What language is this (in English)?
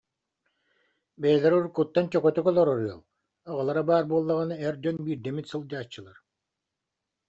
Yakut